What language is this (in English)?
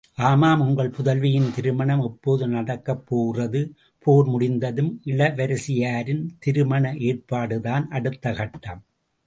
Tamil